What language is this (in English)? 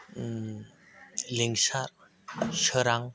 Bodo